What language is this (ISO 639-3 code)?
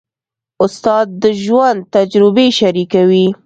pus